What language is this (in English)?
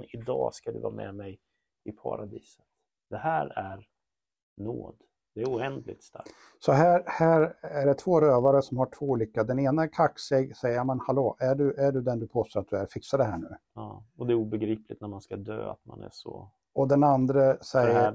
Swedish